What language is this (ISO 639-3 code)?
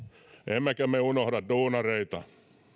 fin